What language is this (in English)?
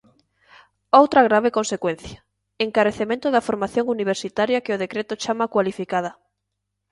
Galician